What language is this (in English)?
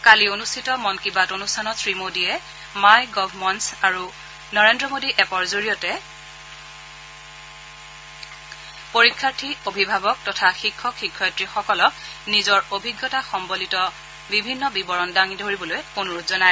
Assamese